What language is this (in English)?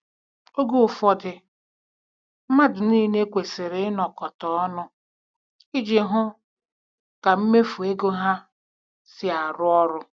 Igbo